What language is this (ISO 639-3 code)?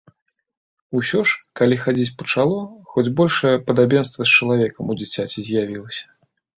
bel